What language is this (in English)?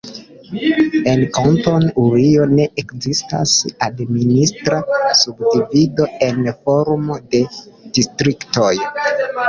Esperanto